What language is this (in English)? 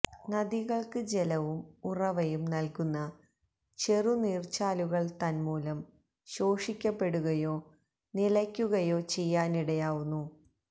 Malayalam